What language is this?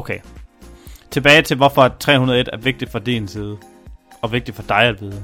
Danish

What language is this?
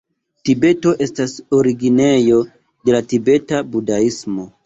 Esperanto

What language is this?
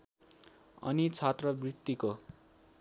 Nepali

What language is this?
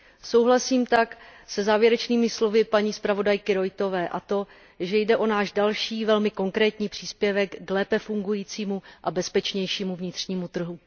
Czech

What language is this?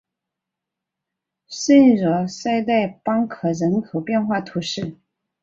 Chinese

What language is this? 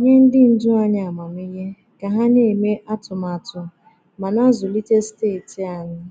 Igbo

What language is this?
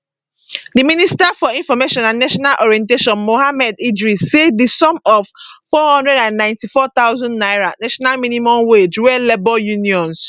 Nigerian Pidgin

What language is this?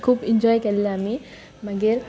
Konkani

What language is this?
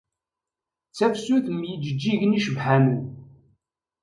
Kabyle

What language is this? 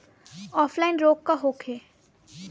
Bhojpuri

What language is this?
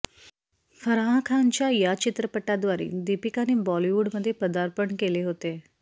Marathi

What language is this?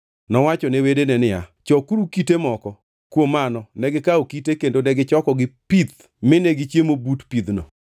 Luo (Kenya and Tanzania)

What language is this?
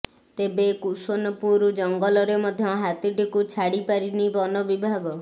Odia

